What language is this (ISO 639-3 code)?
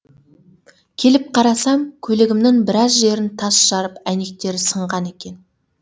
kaz